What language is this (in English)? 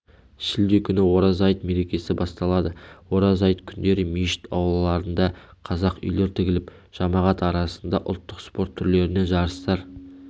Kazakh